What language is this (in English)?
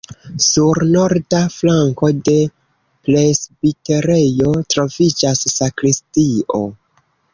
Esperanto